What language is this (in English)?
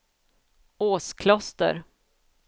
Swedish